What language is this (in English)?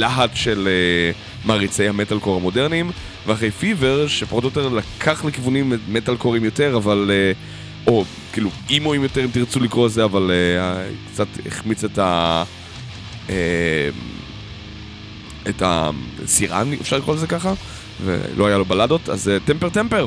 Hebrew